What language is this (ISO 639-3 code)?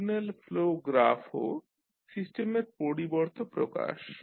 ben